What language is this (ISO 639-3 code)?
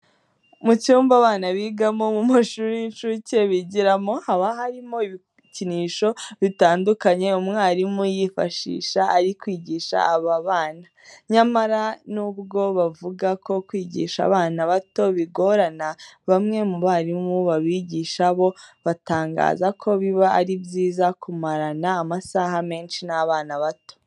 kin